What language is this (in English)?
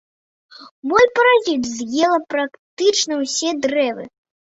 Belarusian